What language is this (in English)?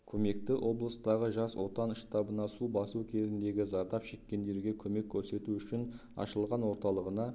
Kazakh